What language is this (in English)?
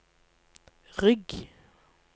Norwegian